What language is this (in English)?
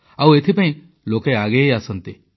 Odia